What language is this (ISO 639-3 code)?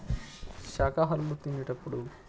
tel